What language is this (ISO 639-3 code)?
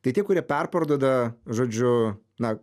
lit